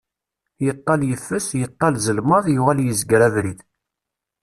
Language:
Kabyle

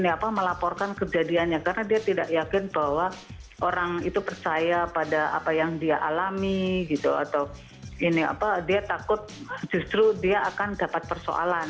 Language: Indonesian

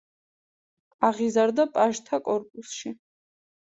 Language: Georgian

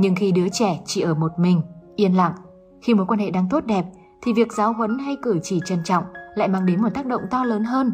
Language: Vietnamese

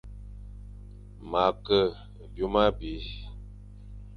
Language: Fang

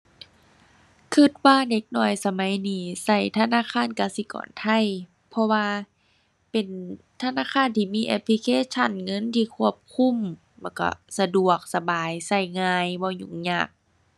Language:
Thai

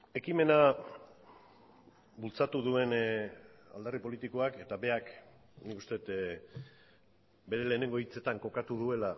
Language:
Basque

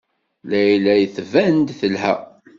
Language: Kabyle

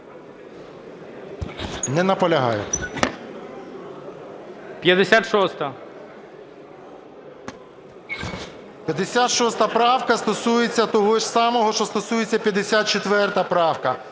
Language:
Ukrainian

